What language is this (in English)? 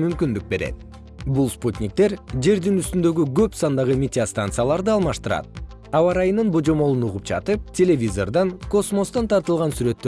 Kyrgyz